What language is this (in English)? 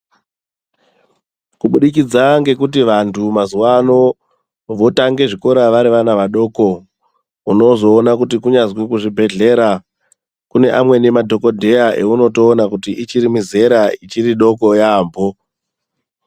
Ndau